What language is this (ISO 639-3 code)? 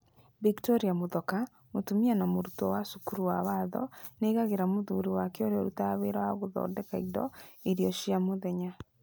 kik